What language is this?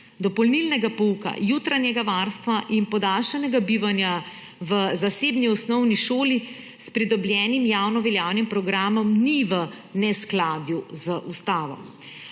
Slovenian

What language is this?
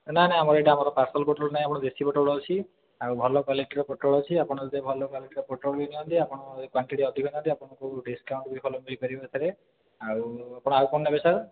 Odia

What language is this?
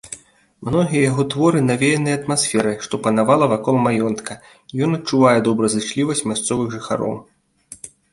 Belarusian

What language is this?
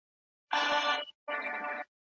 Pashto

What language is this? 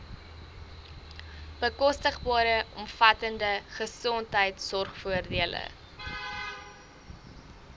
Afrikaans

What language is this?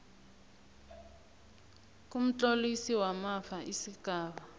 South Ndebele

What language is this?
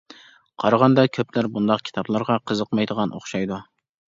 Uyghur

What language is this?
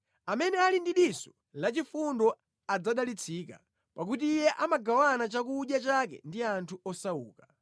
Nyanja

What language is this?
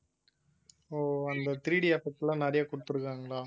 Tamil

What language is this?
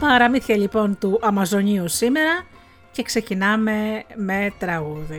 Greek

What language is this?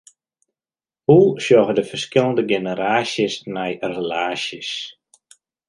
Western Frisian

